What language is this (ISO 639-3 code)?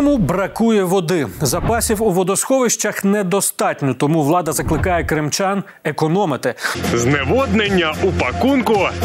ukr